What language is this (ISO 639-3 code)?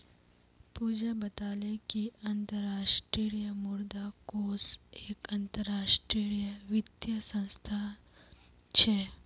mag